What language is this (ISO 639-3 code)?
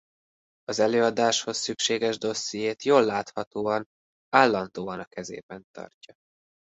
hun